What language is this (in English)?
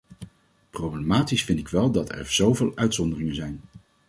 Dutch